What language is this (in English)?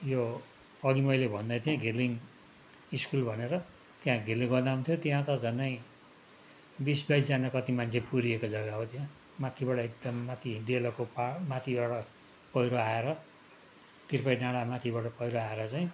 Nepali